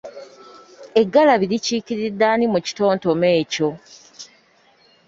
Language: Ganda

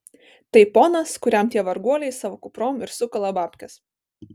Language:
Lithuanian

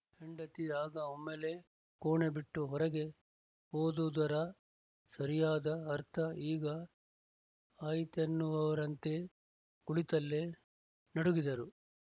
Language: Kannada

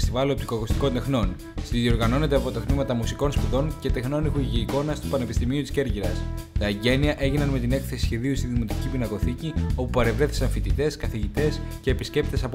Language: Greek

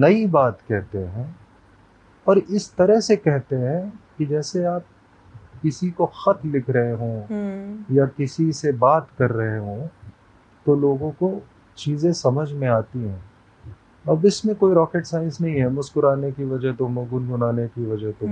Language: Hindi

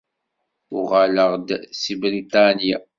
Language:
Kabyle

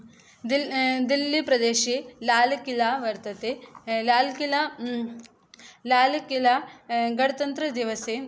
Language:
Sanskrit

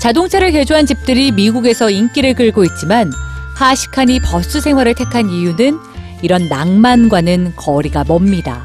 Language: Korean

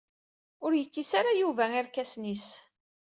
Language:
Kabyle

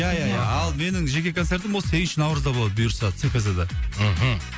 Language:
Kazakh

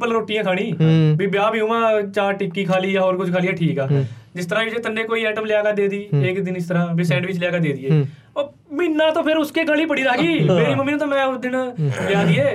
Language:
Punjabi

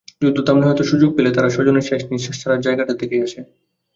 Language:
Bangla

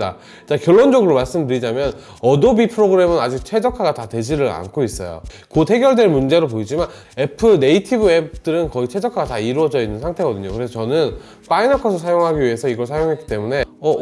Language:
Korean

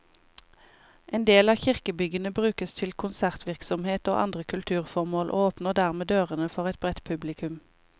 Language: Norwegian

